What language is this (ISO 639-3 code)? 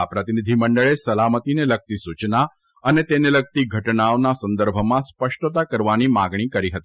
guj